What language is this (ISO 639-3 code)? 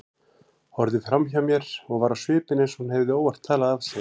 isl